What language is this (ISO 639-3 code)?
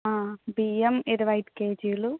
tel